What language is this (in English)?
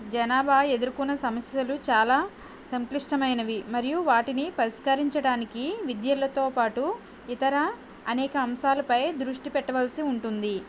Telugu